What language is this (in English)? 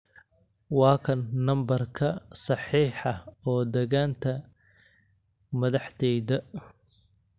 Somali